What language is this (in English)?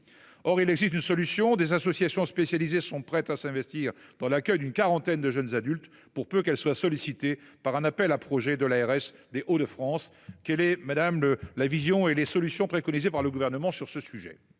French